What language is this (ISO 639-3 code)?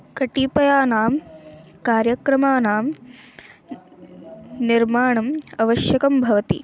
san